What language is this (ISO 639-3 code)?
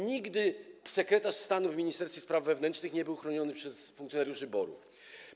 pol